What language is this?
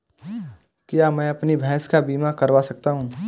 Hindi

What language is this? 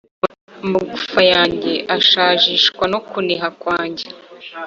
Kinyarwanda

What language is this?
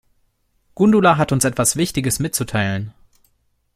German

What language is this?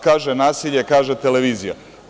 Serbian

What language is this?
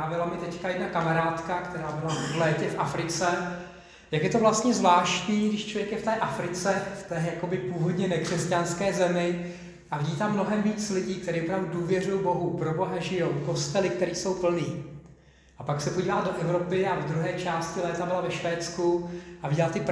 Czech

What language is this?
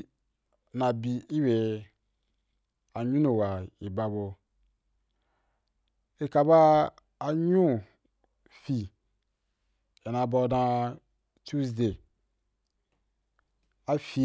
Wapan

